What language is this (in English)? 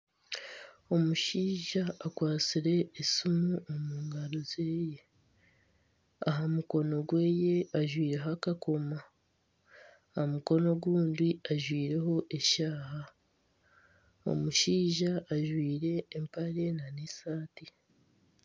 Nyankole